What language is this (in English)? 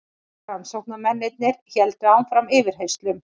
Icelandic